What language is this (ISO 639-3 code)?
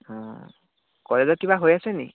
asm